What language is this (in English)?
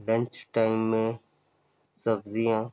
Urdu